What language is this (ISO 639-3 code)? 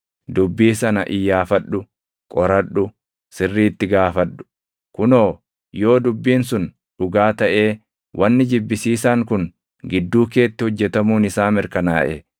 orm